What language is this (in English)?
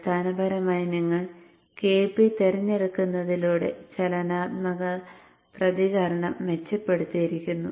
Malayalam